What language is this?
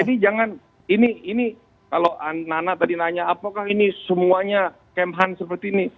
Indonesian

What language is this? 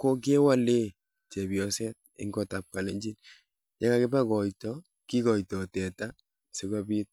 Kalenjin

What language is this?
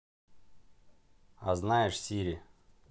Russian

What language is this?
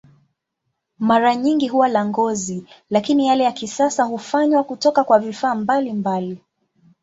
Swahili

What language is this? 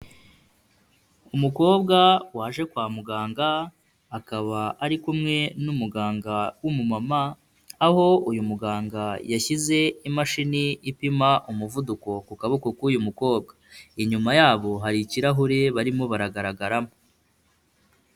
Kinyarwanda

